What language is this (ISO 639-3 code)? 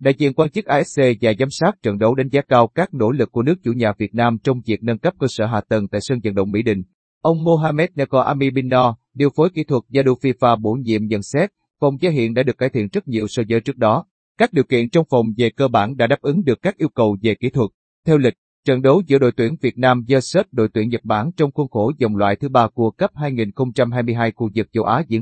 vie